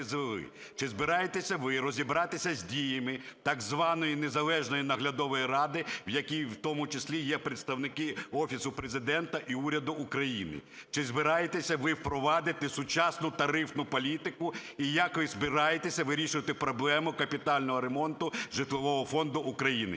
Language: Ukrainian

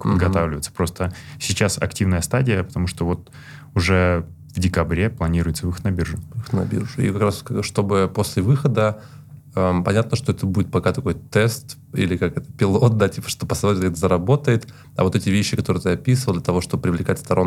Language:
Russian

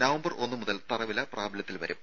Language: Malayalam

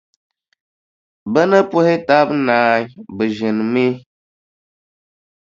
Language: Dagbani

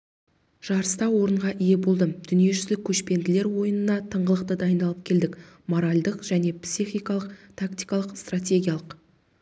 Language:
Kazakh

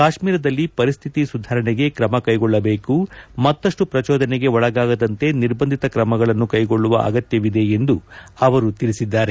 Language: Kannada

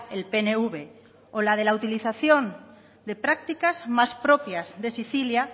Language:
Spanish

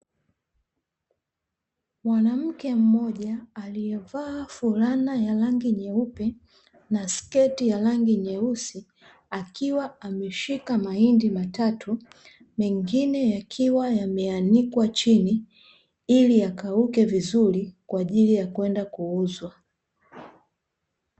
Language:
Swahili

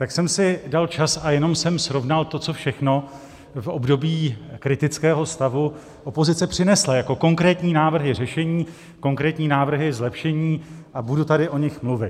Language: Czech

